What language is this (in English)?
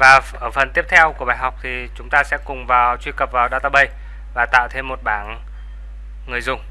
Vietnamese